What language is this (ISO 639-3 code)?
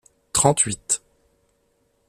fra